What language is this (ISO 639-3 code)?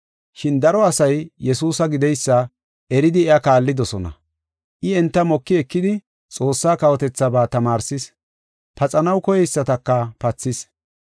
gof